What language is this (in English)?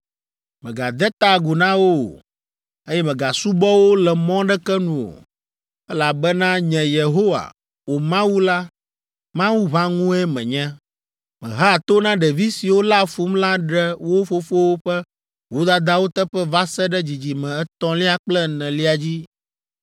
Ewe